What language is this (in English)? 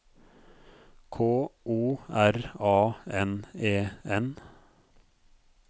Norwegian